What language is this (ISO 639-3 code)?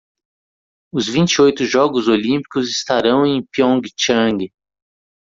por